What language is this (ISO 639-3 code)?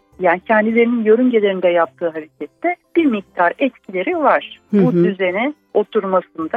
tur